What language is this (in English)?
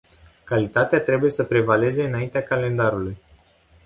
Romanian